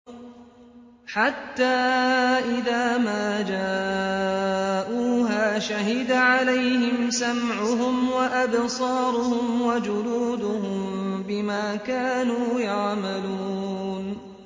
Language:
Arabic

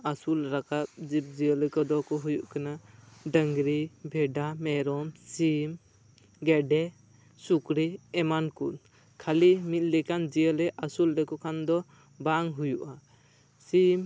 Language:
Santali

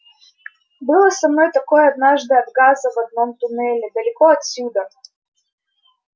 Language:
Russian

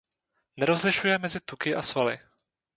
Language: Czech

